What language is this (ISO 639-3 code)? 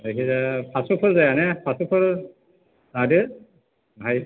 brx